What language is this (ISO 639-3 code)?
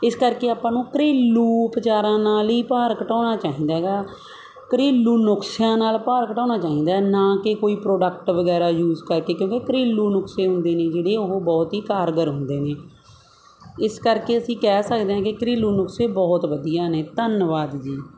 pan